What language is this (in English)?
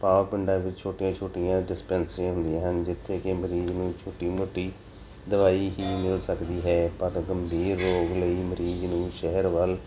Punjabi